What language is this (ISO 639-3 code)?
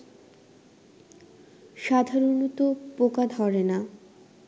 ben